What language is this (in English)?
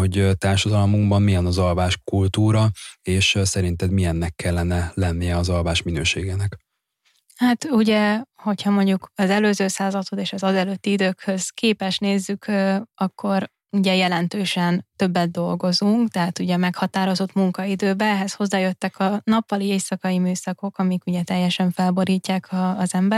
Hungarian